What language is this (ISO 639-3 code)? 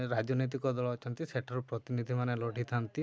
ori